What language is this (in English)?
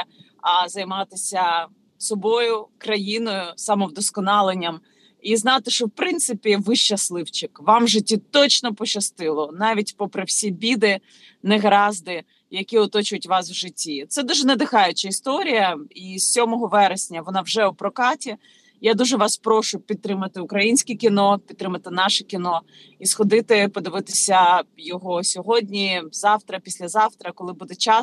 Ukrainian